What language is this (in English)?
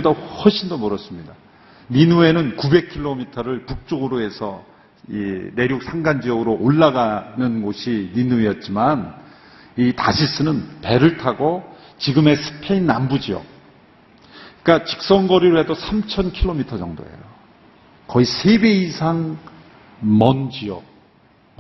Korean